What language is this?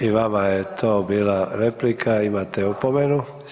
Croatian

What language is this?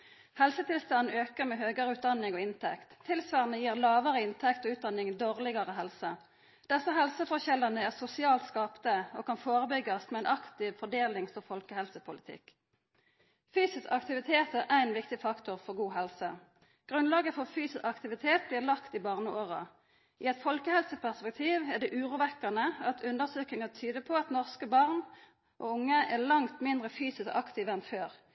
Norwegian Nynorsk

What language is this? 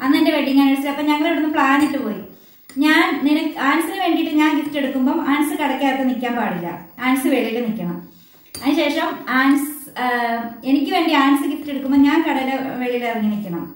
Malayalam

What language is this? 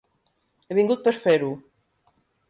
Catalan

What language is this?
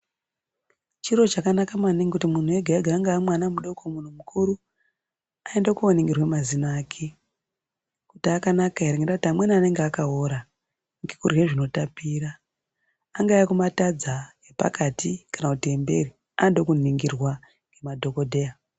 Ndau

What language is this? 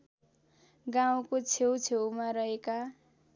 Nepali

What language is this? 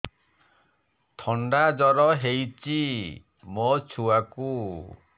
Odia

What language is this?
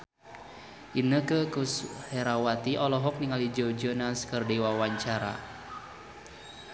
Sundanese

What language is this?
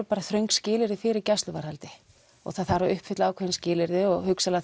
Icelandic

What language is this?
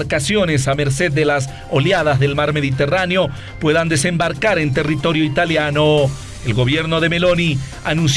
Spanish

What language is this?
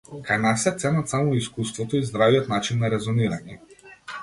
Macedonian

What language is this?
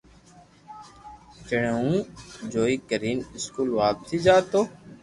Loarki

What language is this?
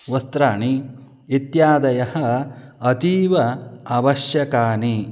Sanskrit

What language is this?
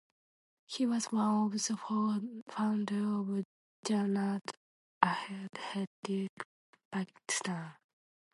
English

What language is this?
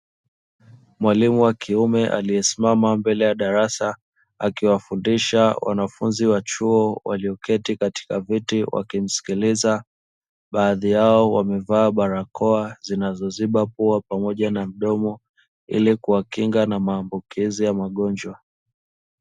Swahili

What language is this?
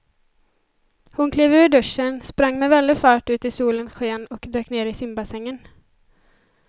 Swedish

